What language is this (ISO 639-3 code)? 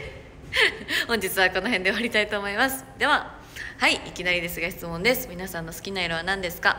jpn